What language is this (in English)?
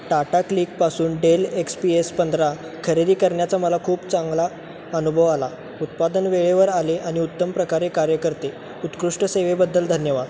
Marathi